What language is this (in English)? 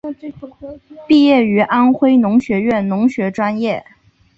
Chinese